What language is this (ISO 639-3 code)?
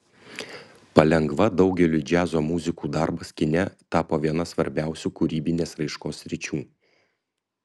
lit